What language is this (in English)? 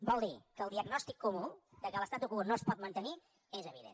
Catalan